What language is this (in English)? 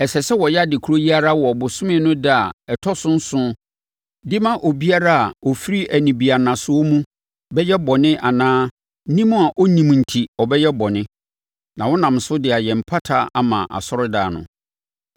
Akan